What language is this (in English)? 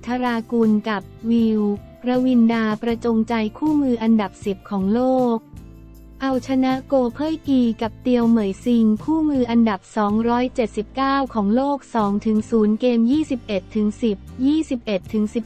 Thai